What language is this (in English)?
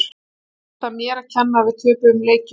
Icelandic